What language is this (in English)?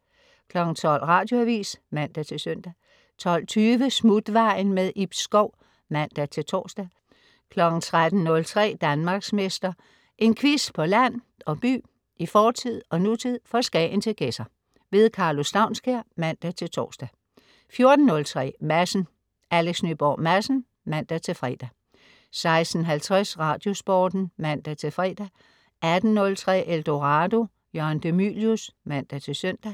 Danish